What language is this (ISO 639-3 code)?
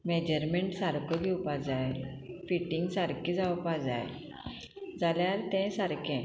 kok